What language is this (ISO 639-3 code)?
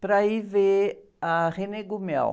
por